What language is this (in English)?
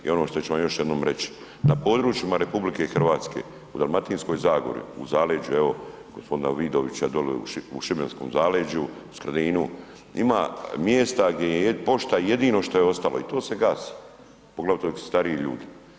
Croatian